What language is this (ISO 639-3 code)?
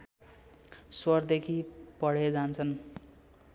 nep